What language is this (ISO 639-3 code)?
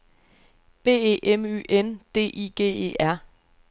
dan